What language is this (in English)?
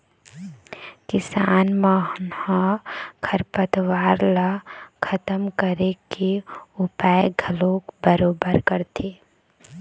Chhattisgarhi